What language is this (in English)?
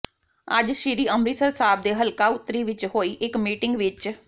Punjabi